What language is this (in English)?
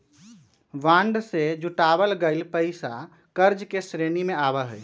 Magahi